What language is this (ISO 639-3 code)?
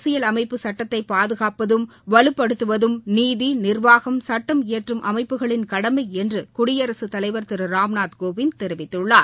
tam